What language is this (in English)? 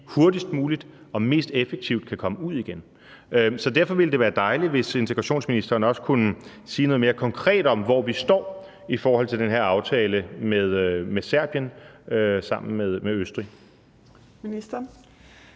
Danish